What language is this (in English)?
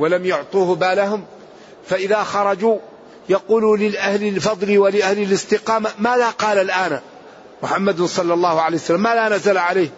Arabic